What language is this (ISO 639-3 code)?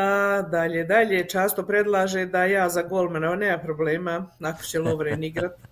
hrv